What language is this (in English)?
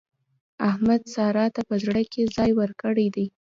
Pashto